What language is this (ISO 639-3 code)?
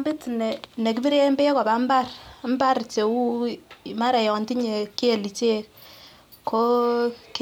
kln